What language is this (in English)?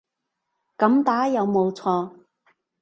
Cantonese